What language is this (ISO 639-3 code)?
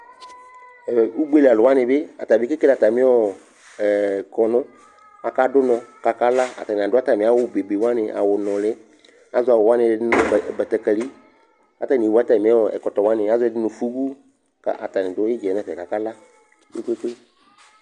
kpo